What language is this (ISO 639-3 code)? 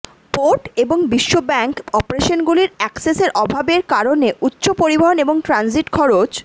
ben